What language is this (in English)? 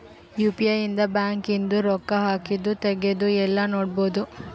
Kannada